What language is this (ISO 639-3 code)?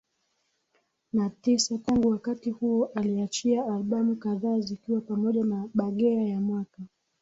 swa